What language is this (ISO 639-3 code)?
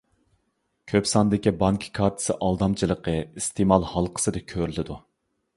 uig